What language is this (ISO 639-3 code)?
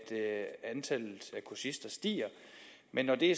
dan